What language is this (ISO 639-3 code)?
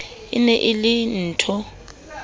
sot